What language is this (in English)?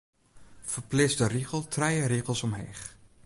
Western Frisian